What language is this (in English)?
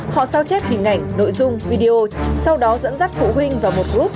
Vietnamese